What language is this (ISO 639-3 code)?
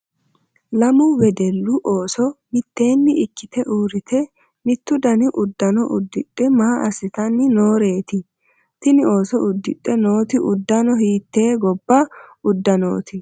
sid